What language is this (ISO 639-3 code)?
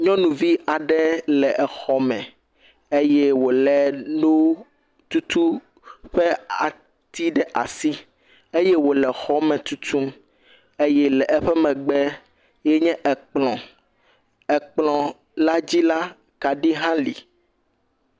ewe